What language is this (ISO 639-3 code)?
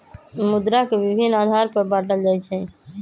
mag